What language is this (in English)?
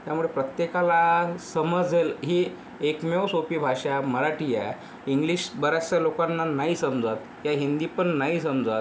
Marathi